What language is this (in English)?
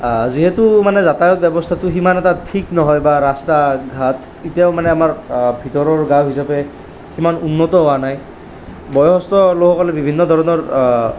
Assamese